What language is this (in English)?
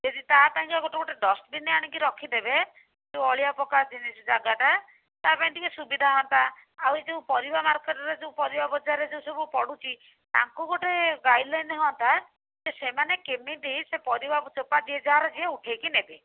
Odia